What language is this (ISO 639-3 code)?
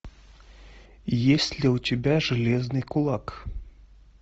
rus